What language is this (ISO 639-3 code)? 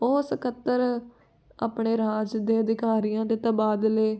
pan